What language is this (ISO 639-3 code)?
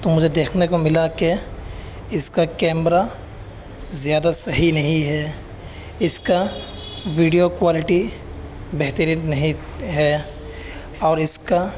urd